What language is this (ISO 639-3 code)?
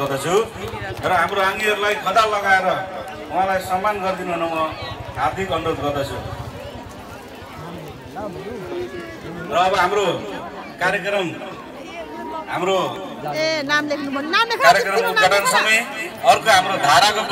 tha